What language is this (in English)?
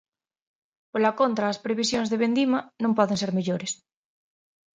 Galician